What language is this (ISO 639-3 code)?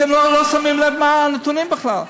heb